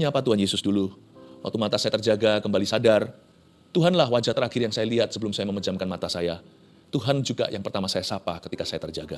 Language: Indonesian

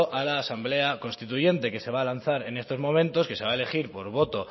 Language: Spanish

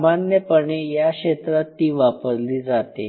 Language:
Marathi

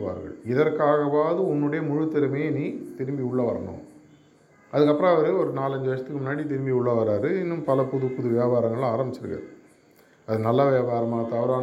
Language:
Tamil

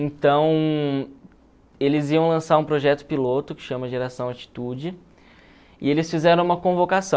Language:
Portuguese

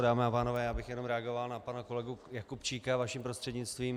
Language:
Czech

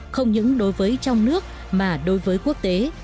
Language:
Vietnamese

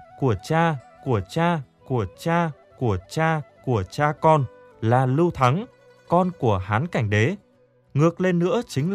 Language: Vietnamese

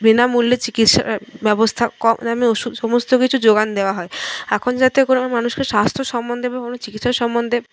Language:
Bangla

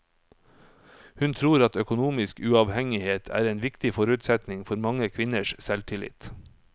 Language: Norwegian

